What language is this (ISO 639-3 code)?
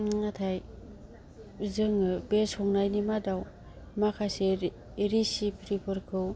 brx